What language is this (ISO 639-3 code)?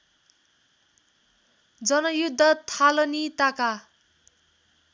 nep